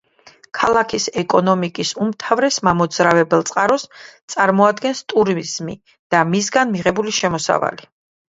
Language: Georgian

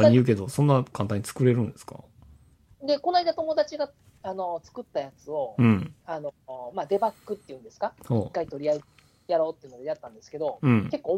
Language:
Japanese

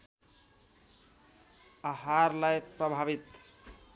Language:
Nepali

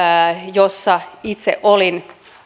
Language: Finnish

